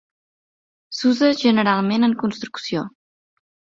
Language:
Catalan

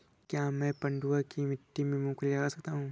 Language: Hindi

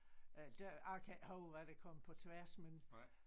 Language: Danish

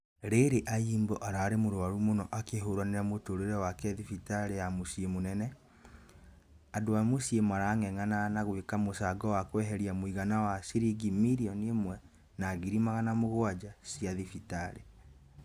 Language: Kikuyu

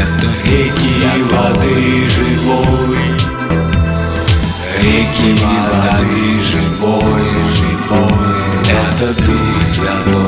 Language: Russian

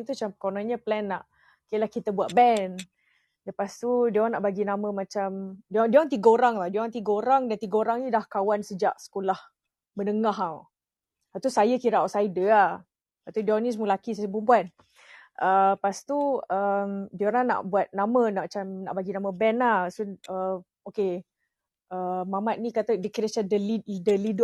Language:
Malay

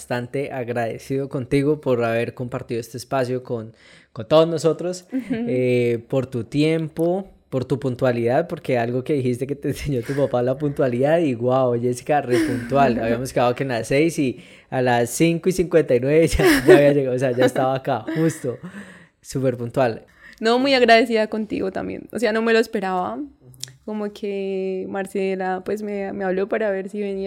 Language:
Spanish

